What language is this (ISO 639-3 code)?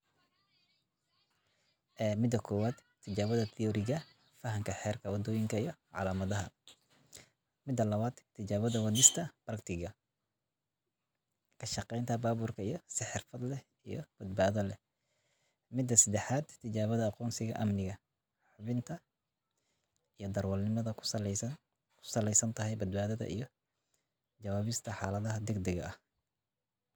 som